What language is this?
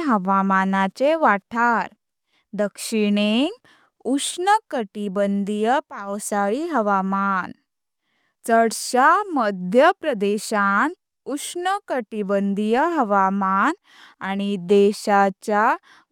Konkani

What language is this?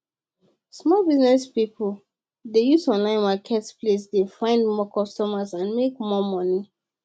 Nigerian Pidgin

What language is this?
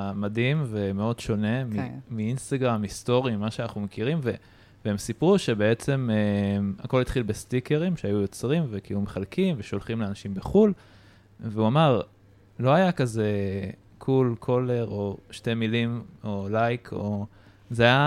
Hebrew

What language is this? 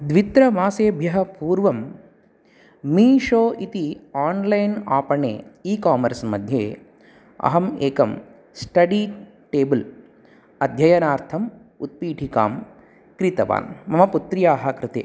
Sanskrit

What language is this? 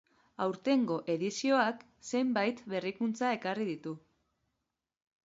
Basque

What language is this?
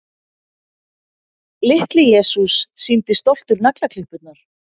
Icelandic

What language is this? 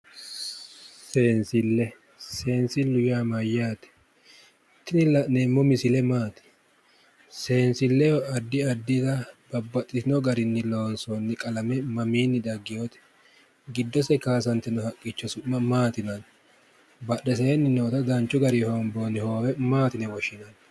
Sidamo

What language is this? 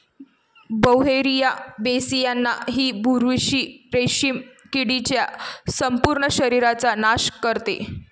Marathi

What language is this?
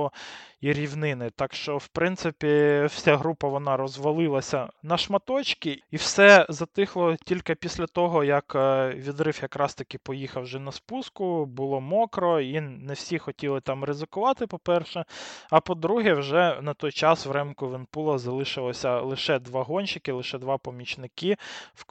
Ukrainian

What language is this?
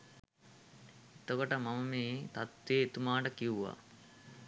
Sinhala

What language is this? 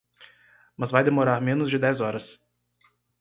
Portuguese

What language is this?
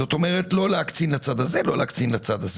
Hebrew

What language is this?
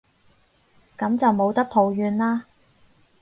Cantonese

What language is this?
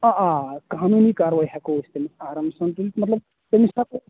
Kashmiri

